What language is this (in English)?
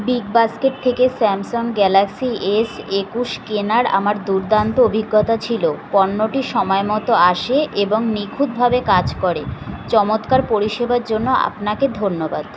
Bangla